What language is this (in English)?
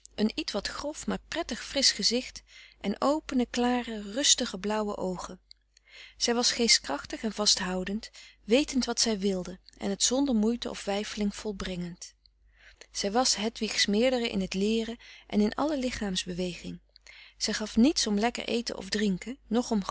Dutch